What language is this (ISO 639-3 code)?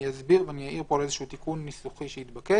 heb